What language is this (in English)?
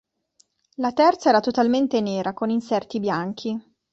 Italian